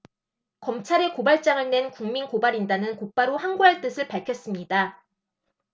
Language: Korean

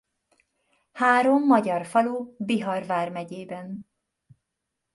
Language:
Hungarian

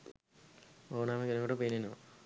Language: Sinhala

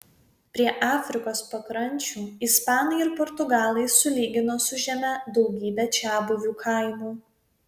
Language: Lithuanian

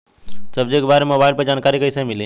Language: Bhojpuri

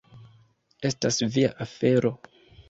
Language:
Esperanto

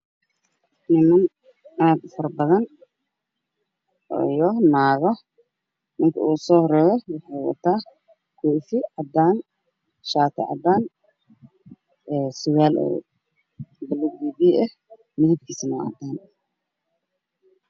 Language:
Somali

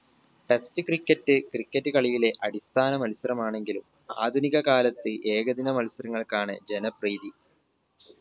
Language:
Malayalam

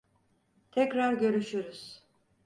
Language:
Turkish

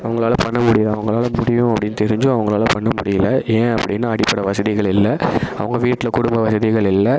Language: Tamil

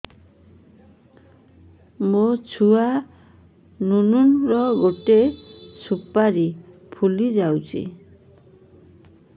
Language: Odia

